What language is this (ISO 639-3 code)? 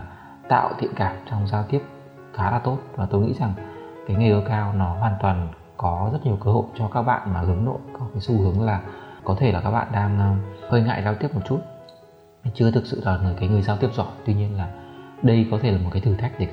vie